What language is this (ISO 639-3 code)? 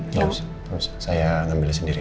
ind